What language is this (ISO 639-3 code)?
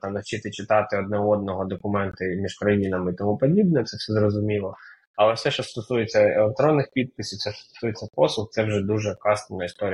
ukr